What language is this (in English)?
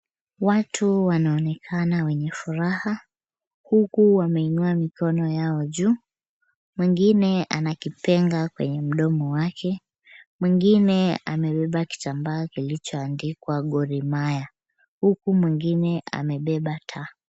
Swahili